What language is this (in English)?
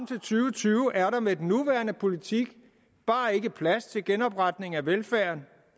Danish